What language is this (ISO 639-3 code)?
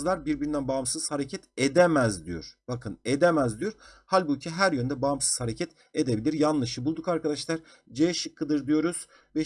tur